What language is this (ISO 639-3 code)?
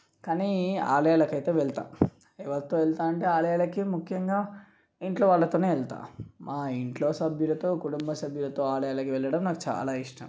tel